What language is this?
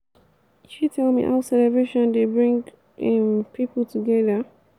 Nigerian Pidgin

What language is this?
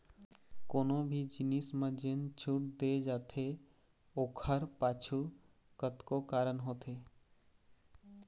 Chhattisgarhi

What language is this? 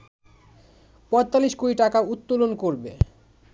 Bangla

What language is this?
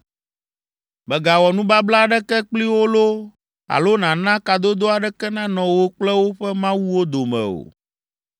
Ewe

